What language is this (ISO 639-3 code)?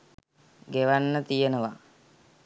sin